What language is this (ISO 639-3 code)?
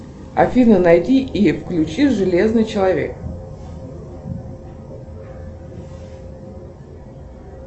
rus